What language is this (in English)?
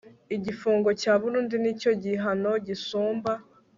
Kinyarwanda